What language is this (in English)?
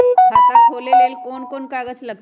Magahi